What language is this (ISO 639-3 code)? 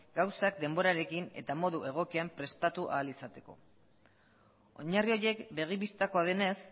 eus